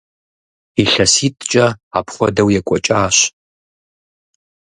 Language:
Kabardian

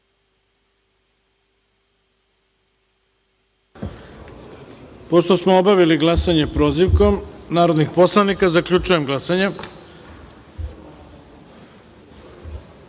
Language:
Serbian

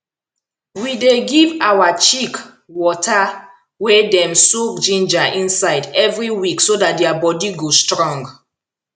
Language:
Nigerian Pidgin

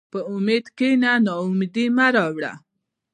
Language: Pashto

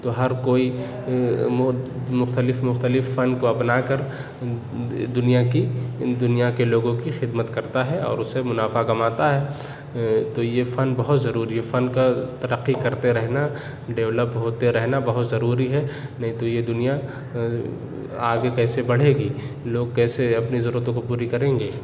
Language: Urdu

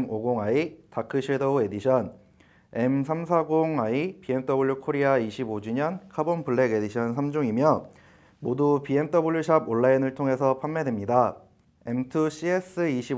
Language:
Korean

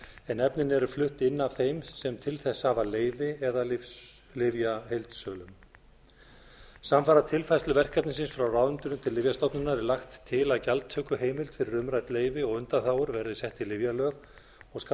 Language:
Icelandic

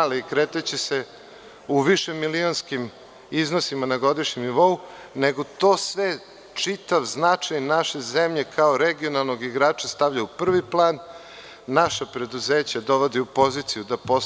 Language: Serbian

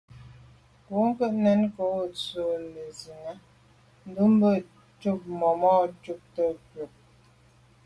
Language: Medumba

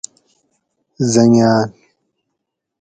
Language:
Gawri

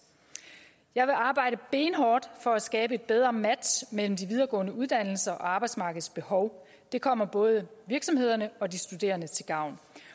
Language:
Danish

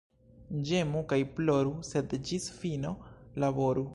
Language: Esperanto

